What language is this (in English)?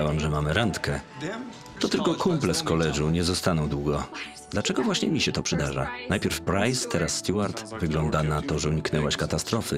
Polish